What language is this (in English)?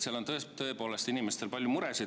Estonian